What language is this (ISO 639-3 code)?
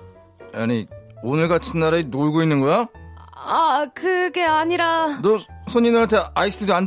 kor